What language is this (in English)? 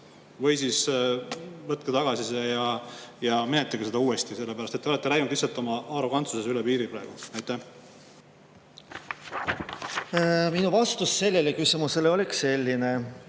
Estonian